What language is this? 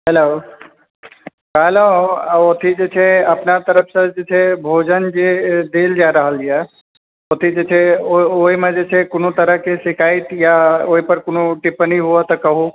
Maithili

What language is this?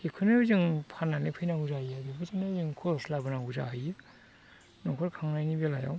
Bodo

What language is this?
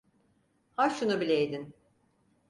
Turkish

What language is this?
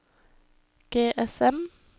Norwegian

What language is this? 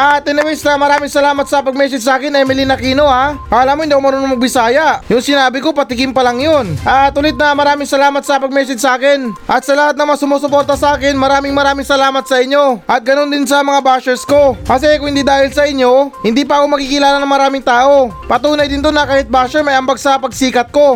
Filipino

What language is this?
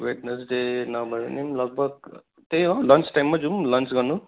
Nepali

